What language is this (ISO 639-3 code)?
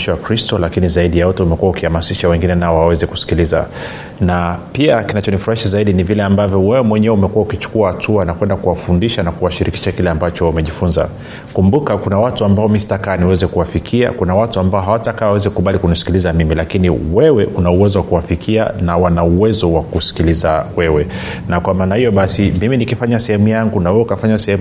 swa